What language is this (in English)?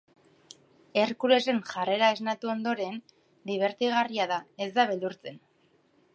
Basque